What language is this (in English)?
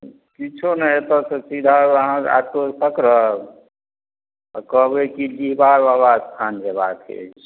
Maithili